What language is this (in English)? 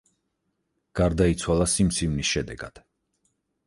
Georgian